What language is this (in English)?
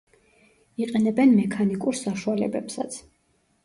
Georgian